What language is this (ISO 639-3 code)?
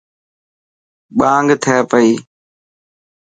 mki